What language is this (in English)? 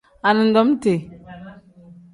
Tem